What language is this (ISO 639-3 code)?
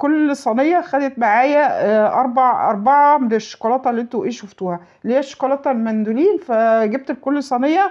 ara